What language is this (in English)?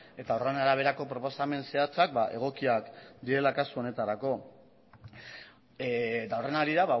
Basque